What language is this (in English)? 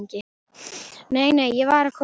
Icelandic